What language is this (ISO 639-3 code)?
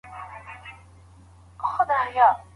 pus